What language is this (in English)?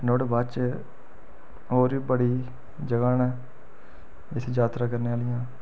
Dogri